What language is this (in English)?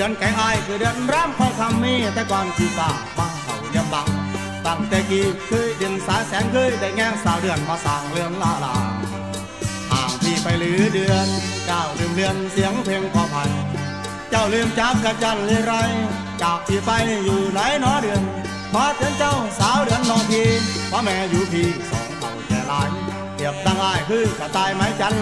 Thai